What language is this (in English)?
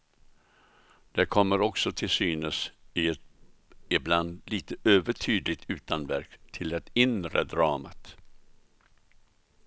Swedish